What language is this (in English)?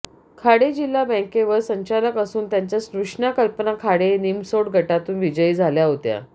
Marathi